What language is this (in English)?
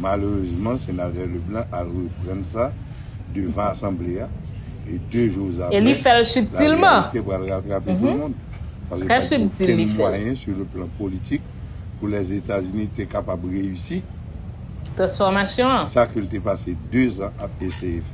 French